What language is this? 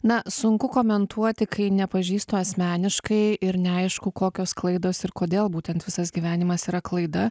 Lithuanian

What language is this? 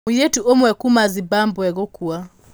Kikuyu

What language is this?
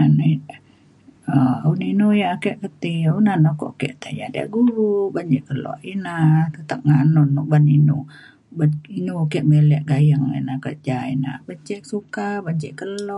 Mainstream Kenyah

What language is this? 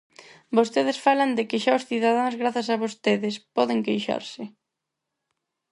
Galician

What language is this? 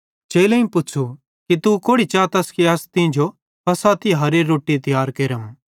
Bhadrawahi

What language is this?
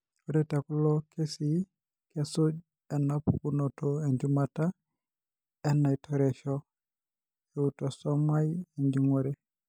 Masai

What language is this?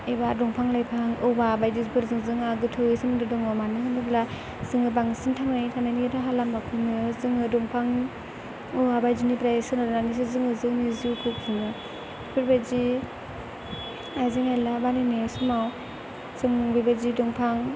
Bodo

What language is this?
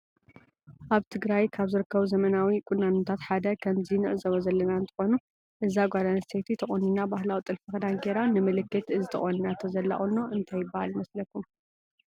Tigrinya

